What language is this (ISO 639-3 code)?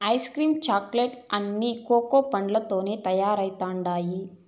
tel